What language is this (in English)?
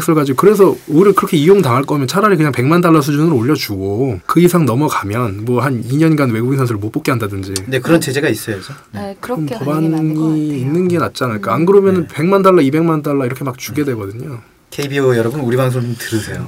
Korean